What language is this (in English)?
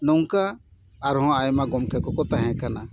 Santali